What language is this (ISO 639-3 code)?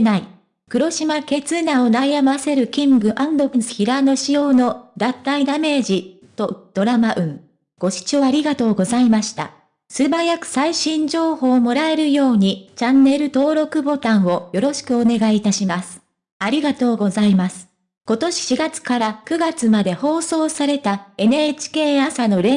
jpn